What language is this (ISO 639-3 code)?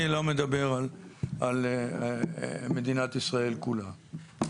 heb